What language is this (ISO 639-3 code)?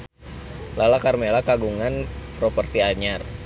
sun